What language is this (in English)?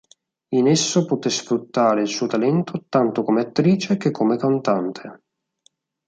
Italian